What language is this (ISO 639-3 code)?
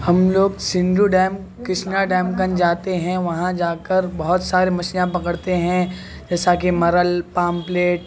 urd